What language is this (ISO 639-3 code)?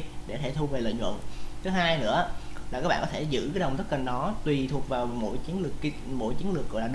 vie